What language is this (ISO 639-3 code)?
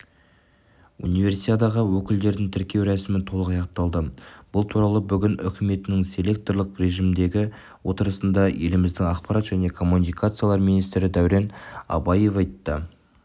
kaz